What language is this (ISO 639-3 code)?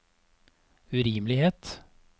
nor